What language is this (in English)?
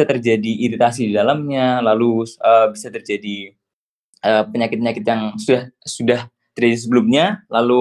Indonesian